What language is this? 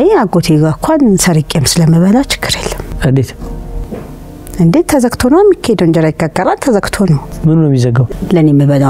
Arabic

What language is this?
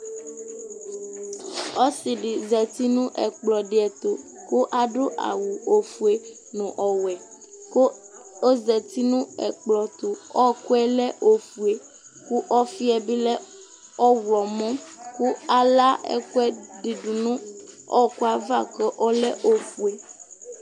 Ikposo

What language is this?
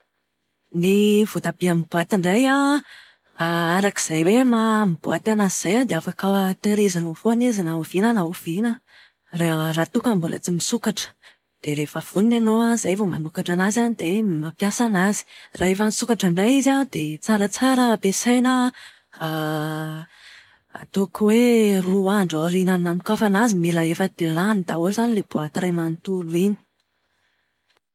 Malagasy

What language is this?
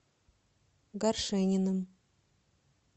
Russian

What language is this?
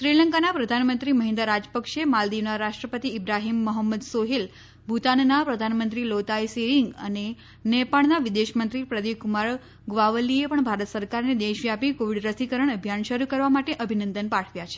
Gujarati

